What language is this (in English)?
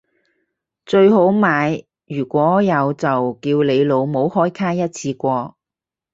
Cantonese